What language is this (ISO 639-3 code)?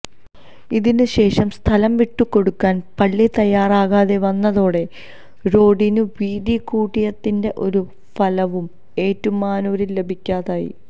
mal